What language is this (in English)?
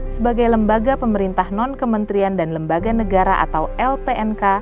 Indonesian